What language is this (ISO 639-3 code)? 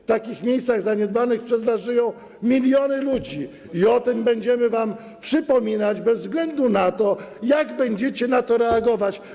pol